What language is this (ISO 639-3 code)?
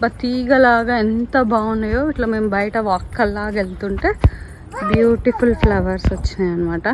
tel